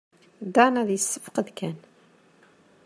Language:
Kabyle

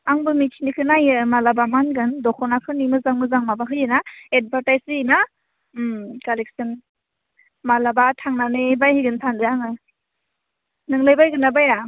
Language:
Bodo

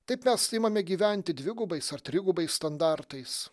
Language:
Lithuanian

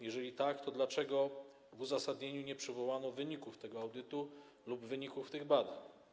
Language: Polish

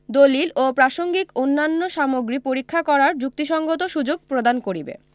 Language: Bangla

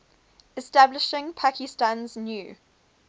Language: English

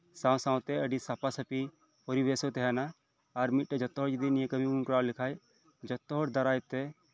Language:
Santali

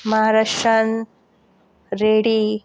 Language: Konkani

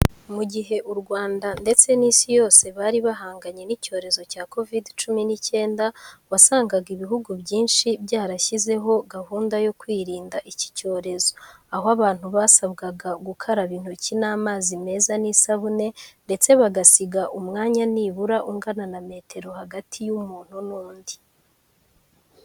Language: Kinyarwanda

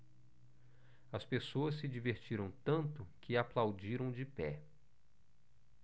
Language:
Portuguese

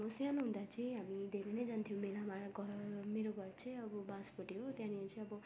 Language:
Nepali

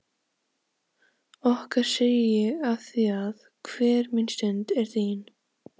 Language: Icelandic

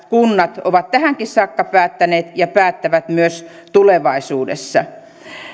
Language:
Finnish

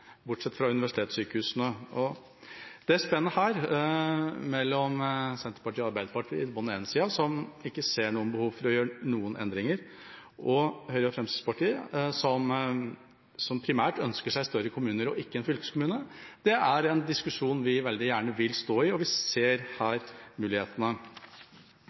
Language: Norwegian Bokmål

